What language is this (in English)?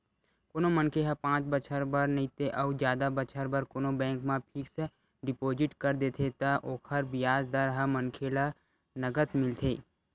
Chhattisgarhi